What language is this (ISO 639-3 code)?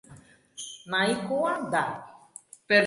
eus